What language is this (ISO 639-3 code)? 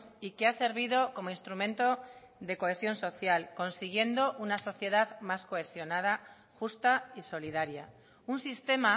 spa